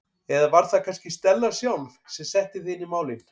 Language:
Icelandic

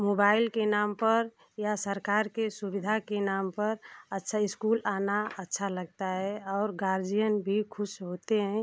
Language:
Hindi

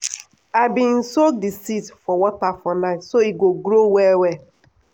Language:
Nigerian Pidgin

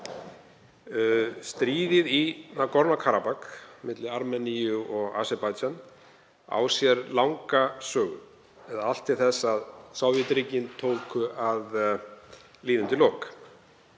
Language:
Icelandic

